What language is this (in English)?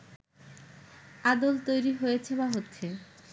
Bangla